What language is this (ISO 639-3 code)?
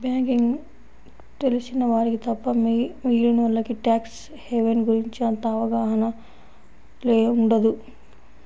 tel